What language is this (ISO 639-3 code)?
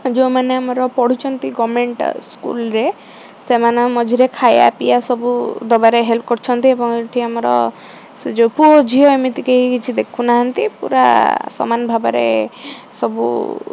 ori